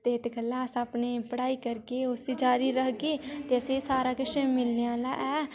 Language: Dogri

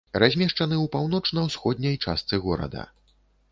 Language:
Belarusian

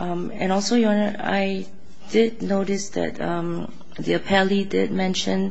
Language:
English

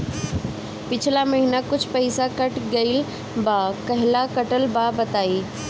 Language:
Bhojpuri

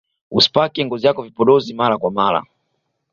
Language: Swahili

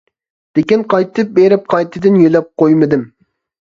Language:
Uyghur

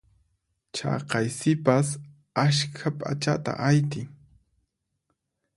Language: Puno Quechua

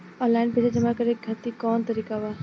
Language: Bhojpuri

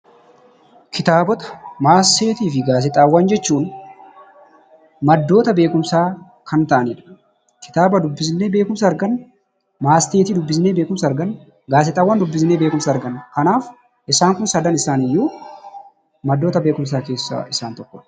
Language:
Oromo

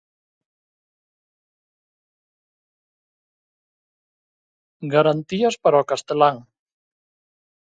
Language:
Galician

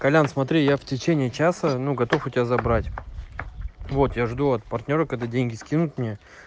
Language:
Russian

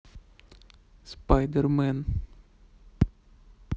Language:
Russian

